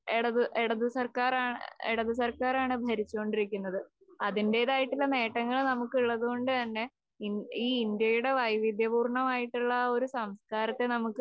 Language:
Malayalam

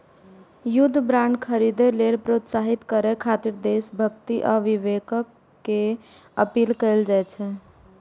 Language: Maithili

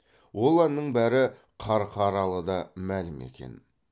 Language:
Kazakh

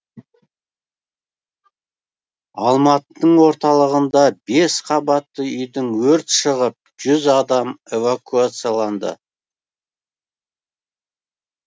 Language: Kazakh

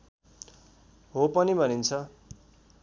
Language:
Nepali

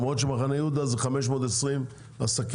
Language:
Hebrew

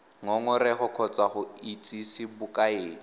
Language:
Tswana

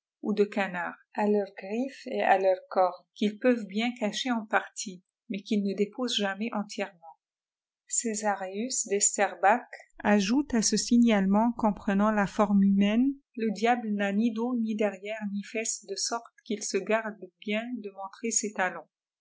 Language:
French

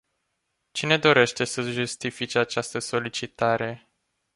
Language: Romanian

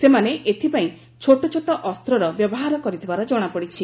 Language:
Odia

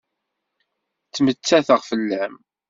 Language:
Kabyle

